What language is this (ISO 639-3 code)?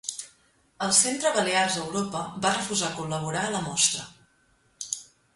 cat